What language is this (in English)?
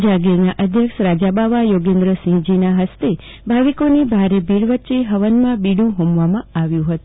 Gujarati